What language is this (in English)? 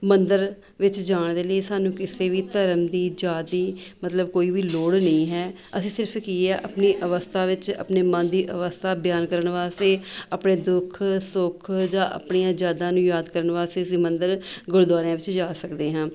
Punjabi